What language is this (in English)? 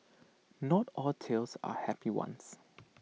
English